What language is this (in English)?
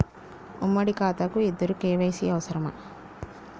Telugu